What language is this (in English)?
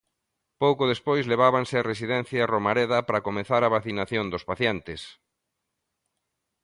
Galician